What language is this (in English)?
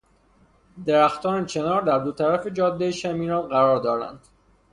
Persian